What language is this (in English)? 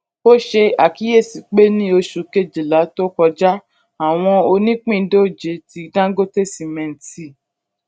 Yoruba